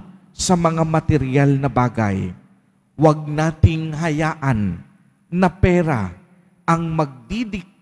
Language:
Filipino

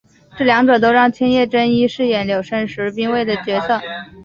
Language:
Chinese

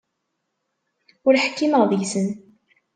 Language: Kabyle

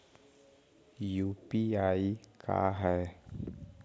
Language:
Magahi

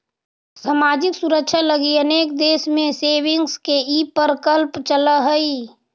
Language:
Magahi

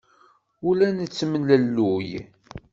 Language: Kabyle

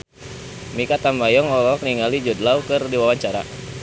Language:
Sundanese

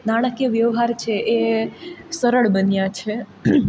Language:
Gujarati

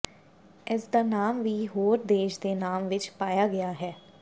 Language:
Punjabi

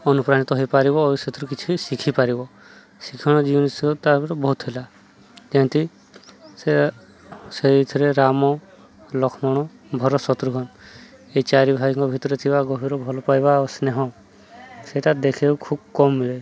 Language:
Odia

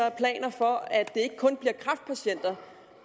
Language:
Danish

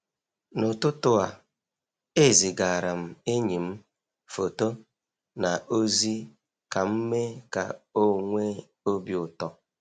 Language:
Igbo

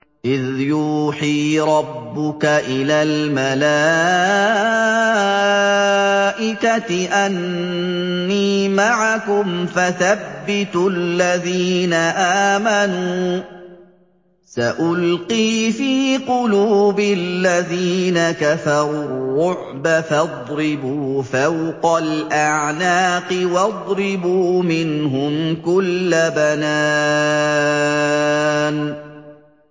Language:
Arabic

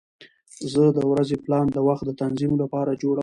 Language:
Pashto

